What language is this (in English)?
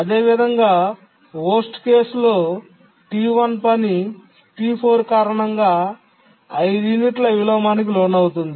Telugu